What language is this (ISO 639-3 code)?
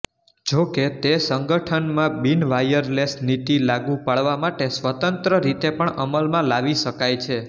guj